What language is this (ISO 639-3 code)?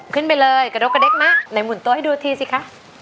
tha